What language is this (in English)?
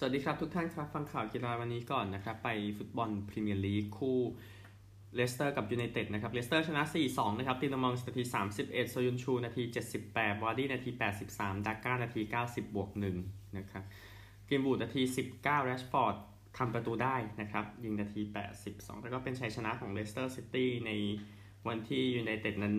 Thai